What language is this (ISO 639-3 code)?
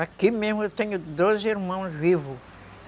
por